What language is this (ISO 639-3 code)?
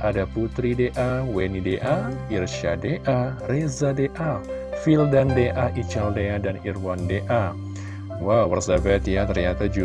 ind